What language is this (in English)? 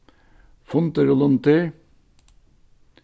Faroese